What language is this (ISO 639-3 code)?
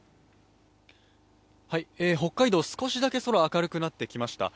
jpn